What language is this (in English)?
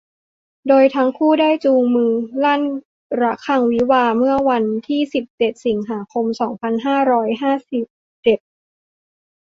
Thai